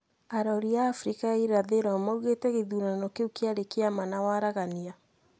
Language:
Kikuyu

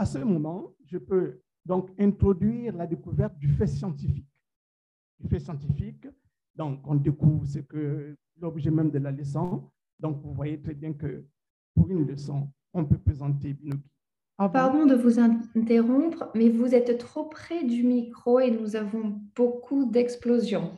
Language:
French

